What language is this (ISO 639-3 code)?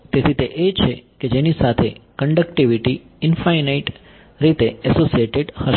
guj